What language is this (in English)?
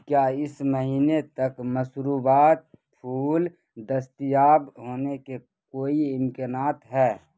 Urdu